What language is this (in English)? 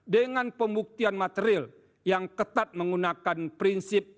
Indonesian